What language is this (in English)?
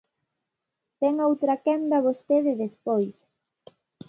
Galician